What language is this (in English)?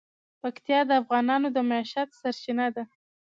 Pashto